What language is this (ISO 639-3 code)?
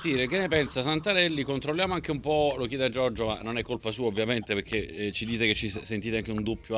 ita